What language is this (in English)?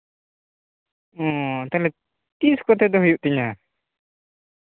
Santali